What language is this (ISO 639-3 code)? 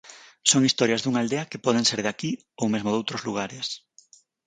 glg